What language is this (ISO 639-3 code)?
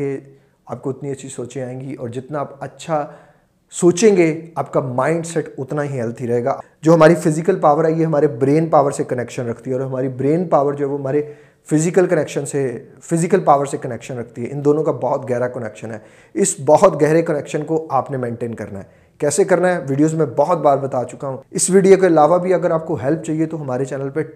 urd